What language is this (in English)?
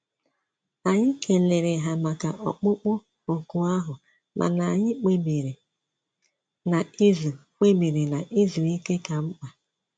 Igbo